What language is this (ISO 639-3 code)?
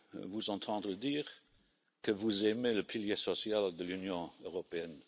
fra